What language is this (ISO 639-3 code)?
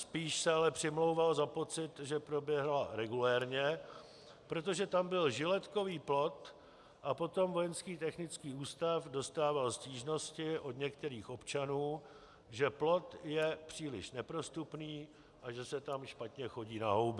ces